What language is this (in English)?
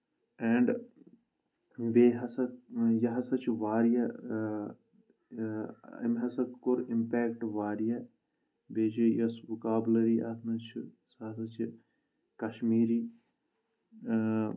Kashmiri